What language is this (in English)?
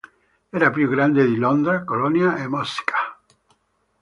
Italian